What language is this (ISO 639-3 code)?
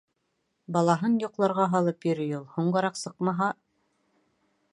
bak